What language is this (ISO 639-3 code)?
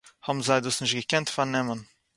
yid